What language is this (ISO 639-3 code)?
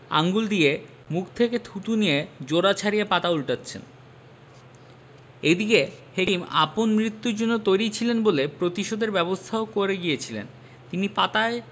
ben